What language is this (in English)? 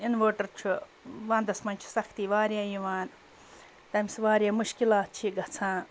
Kashmiri